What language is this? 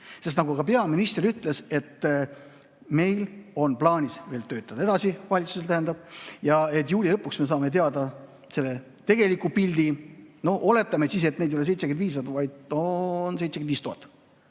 Estonian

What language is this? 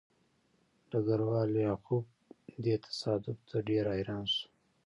Pashto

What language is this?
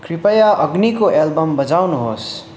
Nepali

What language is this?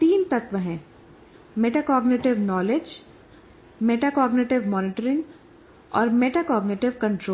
Hindi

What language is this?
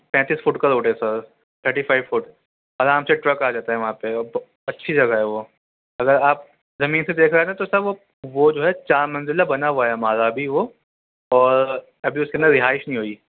Urdu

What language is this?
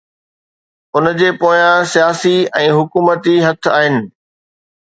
Sindhi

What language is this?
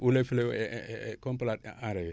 Wolof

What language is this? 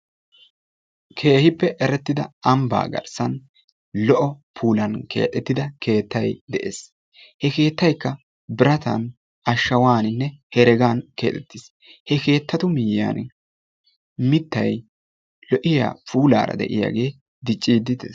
Wolaytta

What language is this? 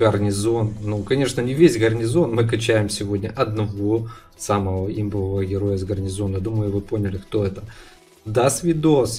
Russian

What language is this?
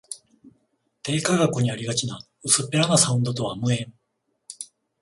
Japanese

